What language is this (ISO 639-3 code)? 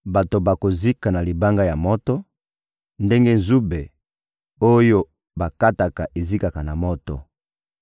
lin